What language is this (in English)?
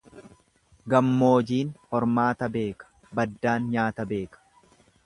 Oromo